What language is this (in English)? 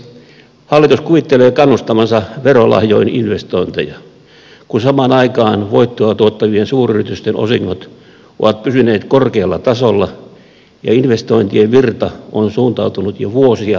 Finnish